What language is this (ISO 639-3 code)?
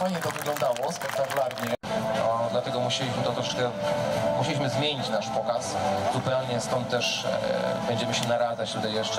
pol